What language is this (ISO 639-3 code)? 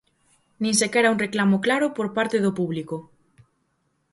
glg